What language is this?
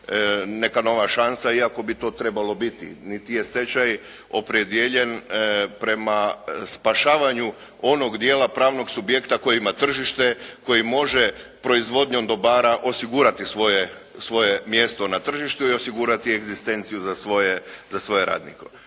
Croatian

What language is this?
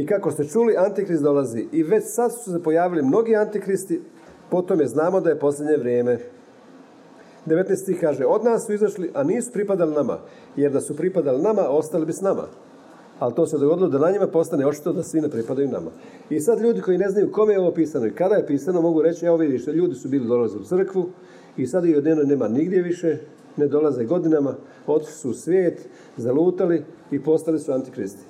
Croatian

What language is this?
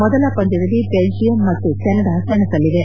Kannada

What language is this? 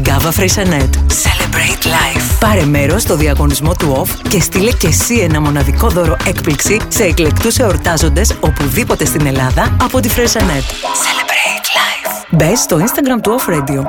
Greek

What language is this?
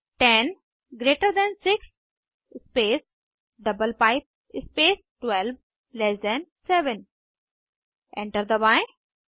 Hindi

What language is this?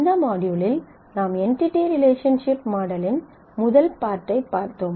Tamil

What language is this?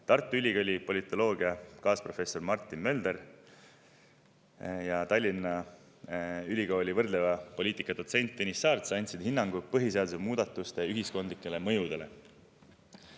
Estonian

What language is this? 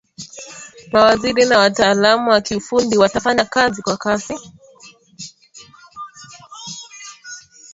Swahili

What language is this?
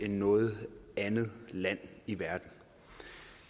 Danish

